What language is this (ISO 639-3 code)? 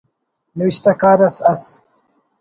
brh